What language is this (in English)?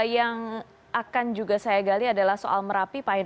Indonesian